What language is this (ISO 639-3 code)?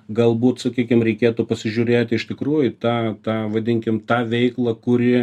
lit